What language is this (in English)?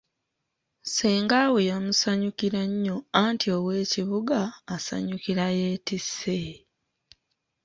Ganda